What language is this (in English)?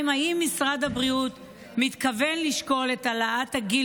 Hebrew